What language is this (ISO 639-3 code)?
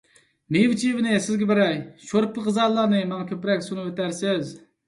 uig